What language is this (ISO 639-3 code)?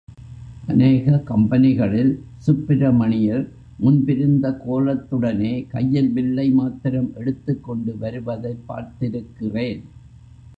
tam